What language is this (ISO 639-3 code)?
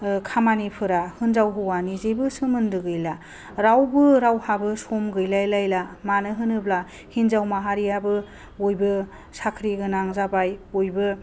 brx